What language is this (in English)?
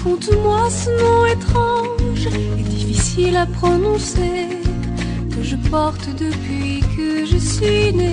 French